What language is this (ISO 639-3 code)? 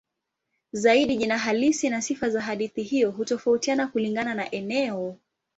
swa